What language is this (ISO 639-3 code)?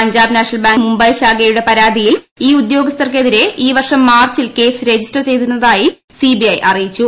mal